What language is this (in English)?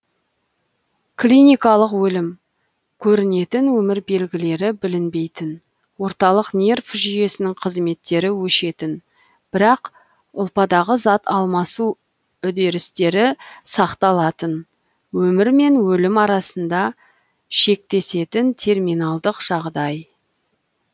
Kazakh